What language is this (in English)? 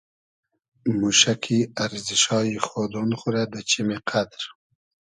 Hazaragi